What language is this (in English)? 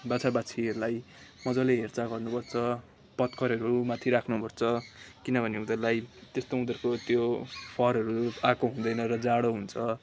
Nepali